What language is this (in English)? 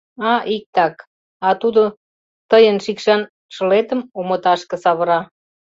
Mari